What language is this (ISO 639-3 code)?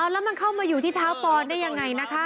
tha